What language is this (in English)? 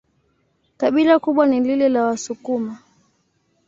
Swahili